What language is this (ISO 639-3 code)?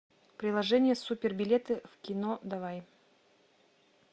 rus